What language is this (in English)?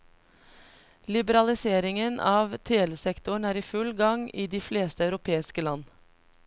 Norwegian